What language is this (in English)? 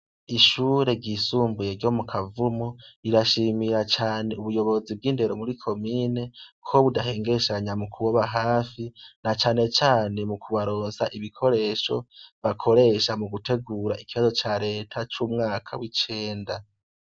Rundi